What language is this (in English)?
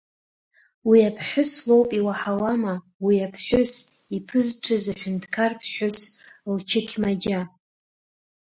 Abkhazian